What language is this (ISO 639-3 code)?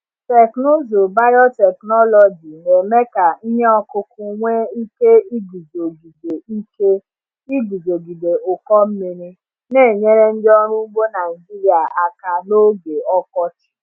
ibo